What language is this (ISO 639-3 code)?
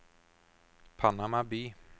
nor